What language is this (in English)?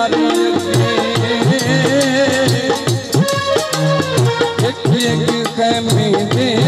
Arabic